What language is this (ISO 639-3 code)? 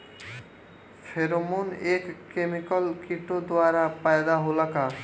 bho